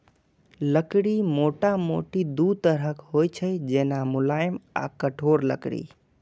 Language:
Maithili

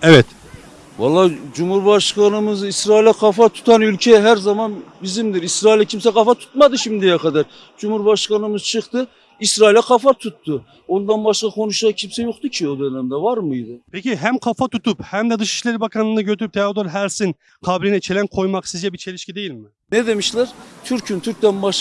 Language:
Turkish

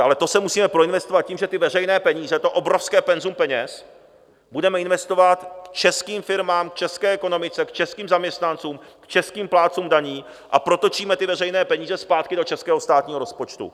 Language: Czech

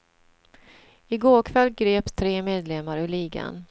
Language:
Swedish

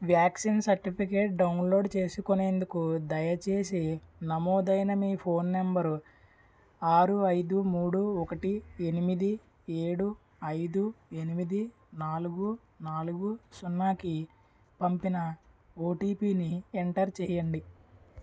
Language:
Telugu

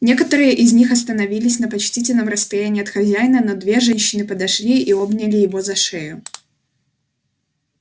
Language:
Russian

